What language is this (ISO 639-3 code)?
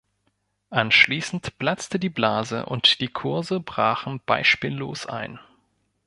deu